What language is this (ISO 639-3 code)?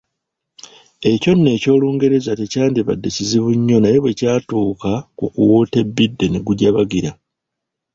lug